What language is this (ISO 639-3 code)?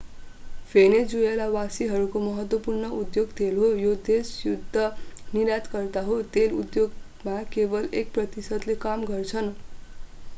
nep